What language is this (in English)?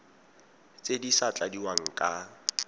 Tswana